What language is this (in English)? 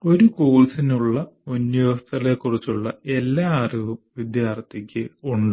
Malayalam